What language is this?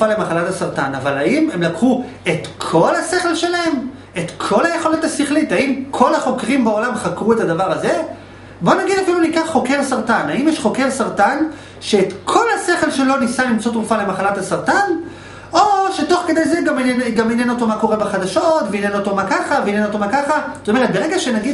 Hebrew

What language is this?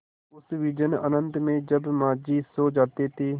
Hindi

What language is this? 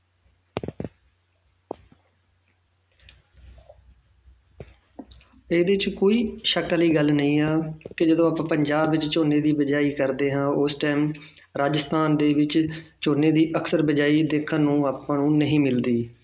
Punjabi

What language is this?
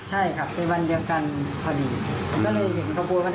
Thai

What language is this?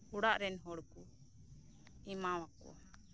Santali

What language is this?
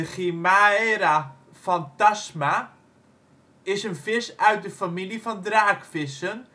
Dutch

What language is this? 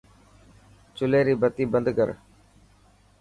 Dhatki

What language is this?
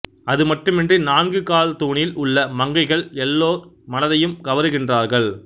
Tamil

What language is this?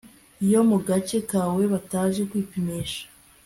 Kinyarwanda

